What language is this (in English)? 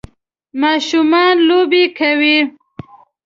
Pashto